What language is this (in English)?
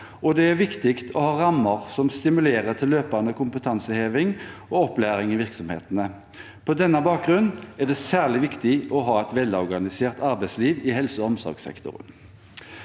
Norwegian